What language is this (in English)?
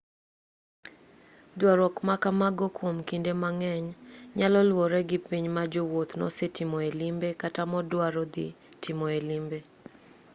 Luo (Kenya and Tanzania)